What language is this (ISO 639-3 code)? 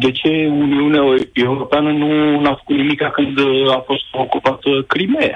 ron